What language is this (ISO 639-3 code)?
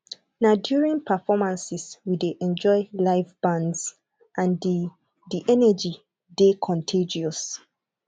pcm